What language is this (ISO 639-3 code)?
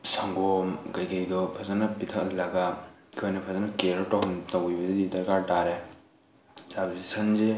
mni